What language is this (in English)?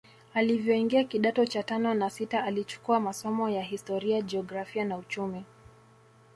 Swahili